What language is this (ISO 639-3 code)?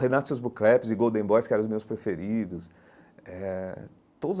por